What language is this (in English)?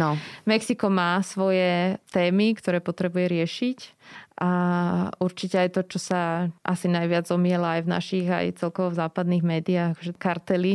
Slovak